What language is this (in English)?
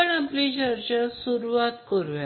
Marathi